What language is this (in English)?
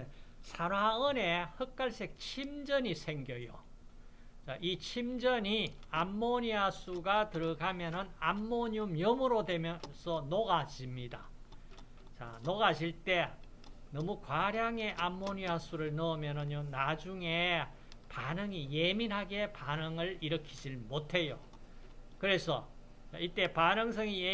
Korean